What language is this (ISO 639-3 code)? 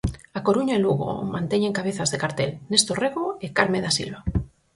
glg